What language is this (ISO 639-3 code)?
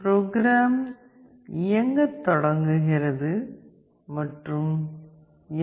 tam